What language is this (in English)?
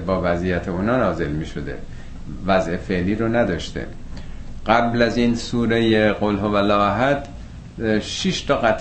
Persian